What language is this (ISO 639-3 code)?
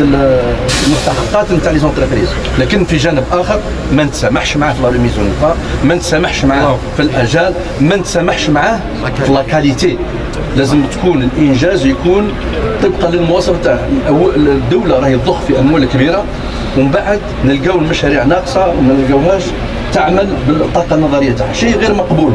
ara